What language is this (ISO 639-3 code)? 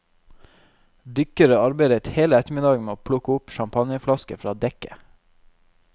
nor